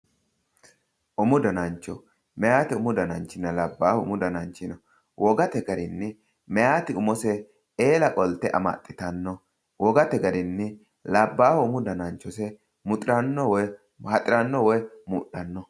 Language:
Sidamo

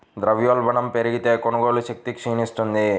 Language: Telugu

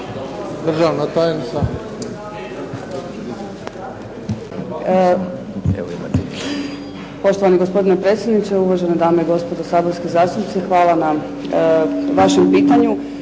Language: Croatian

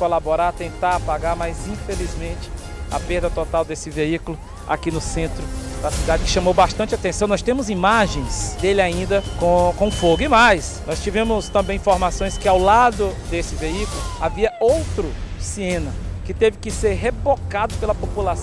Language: Portuguese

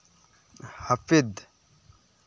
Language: Santali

